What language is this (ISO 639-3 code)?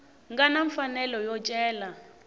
tso